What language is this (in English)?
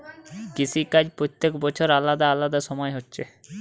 Bangla